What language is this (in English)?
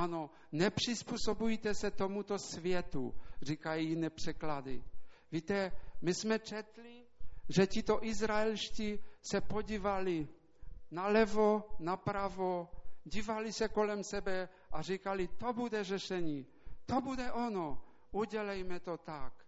Czech